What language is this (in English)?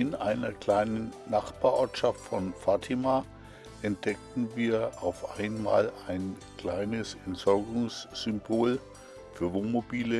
German